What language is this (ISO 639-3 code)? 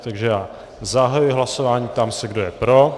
ces